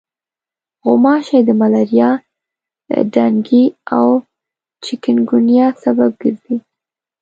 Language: Pashto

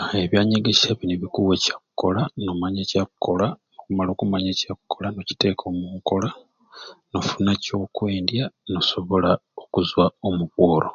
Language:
Ruuli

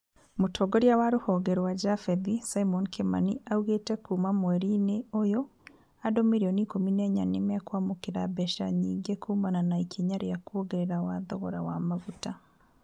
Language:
Kikuyu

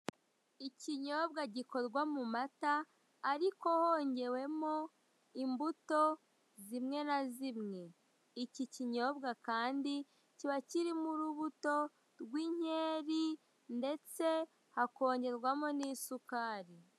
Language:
Kinyarwanda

